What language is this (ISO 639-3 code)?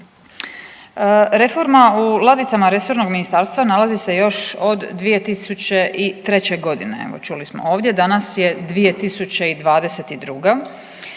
hrv